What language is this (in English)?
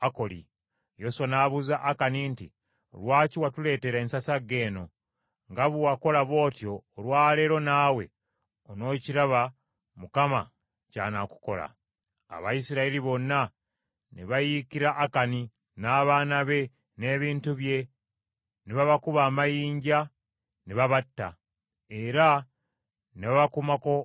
Ganda